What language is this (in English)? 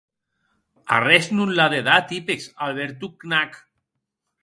Occitan